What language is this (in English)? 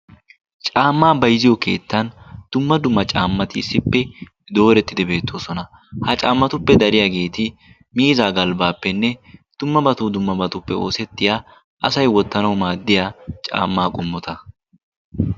Wolaytta